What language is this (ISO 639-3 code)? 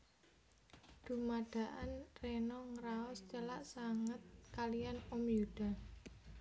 jav